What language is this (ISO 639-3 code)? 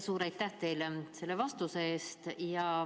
est